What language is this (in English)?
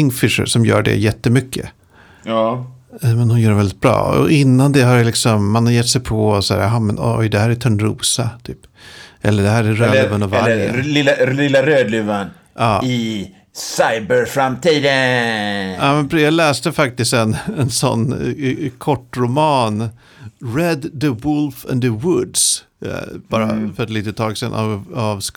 Swedish